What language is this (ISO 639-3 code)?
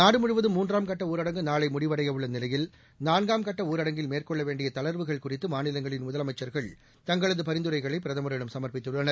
tam